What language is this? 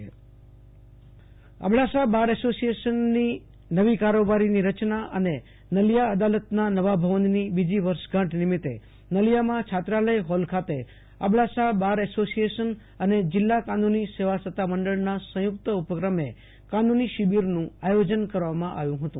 Gujarati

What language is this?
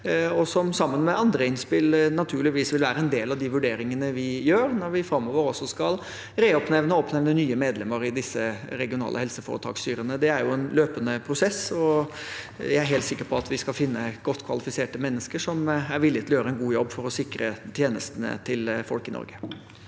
Norwegian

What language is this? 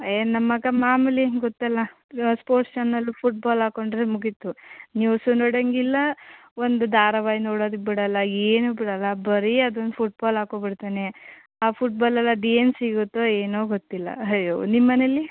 Kannada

